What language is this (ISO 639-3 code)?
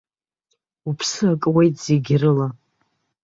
abk